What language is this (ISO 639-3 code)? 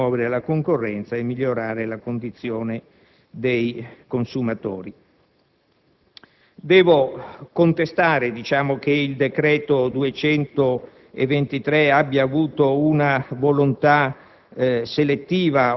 ita